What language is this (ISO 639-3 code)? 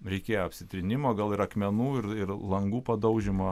lit